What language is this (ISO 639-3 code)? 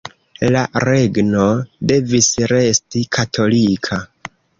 epo